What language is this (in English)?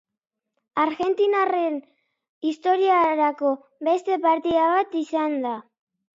Basque